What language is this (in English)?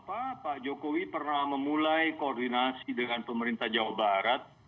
Indonesian